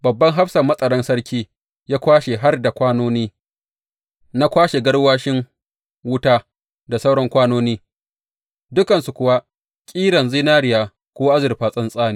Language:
Hausa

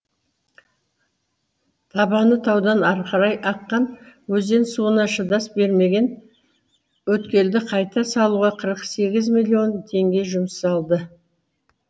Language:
Kazakh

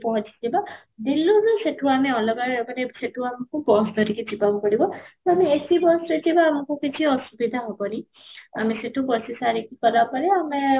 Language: Odia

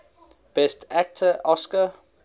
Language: English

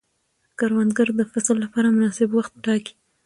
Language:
Pashto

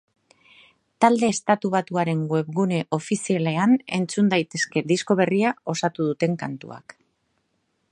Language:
Basque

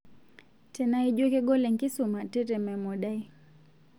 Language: Masai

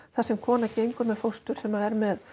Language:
Icelandic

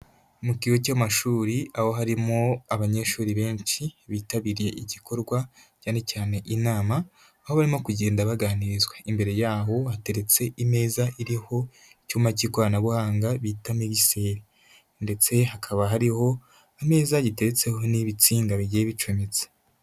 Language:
Kinyarwanda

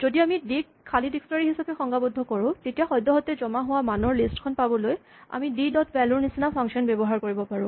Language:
Assamese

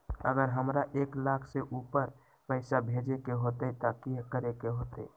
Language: Magahi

